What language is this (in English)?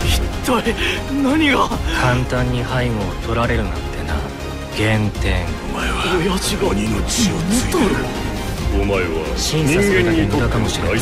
Japanese